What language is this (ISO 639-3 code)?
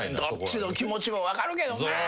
jpn